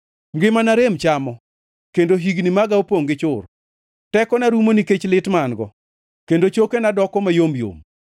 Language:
Luo (Kenya and Tanzania)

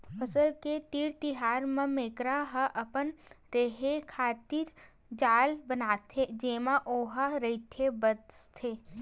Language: Chhattisgarhi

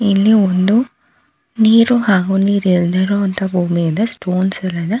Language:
Kannada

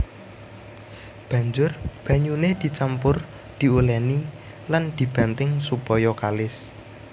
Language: Javanese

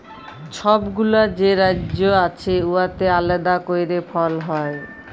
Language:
Bangla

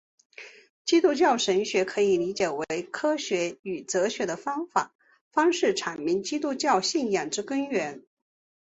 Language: Chinese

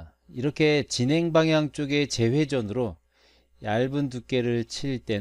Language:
Korean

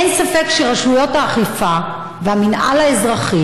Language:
Hebrew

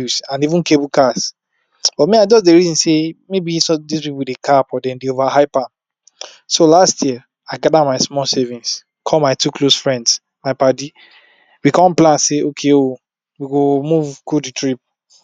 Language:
Nigerian Pidgin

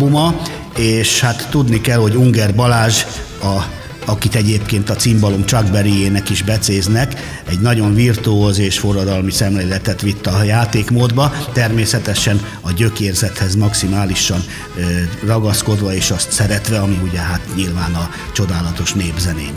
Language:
Hungarian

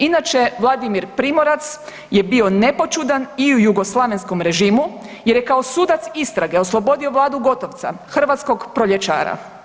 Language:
Croatian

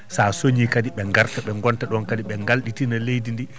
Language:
Fula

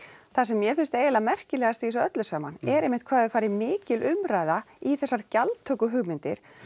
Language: Icelandic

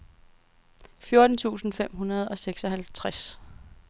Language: Danish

